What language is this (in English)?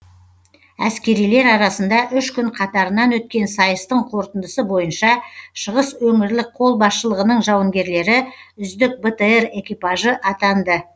Kazakh